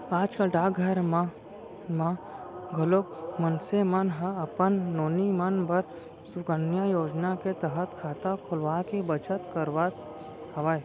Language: Chhattisgarhi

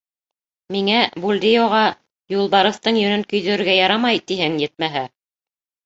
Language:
Bashkir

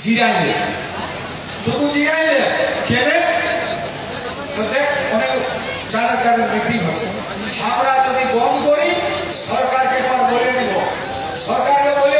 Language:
Korean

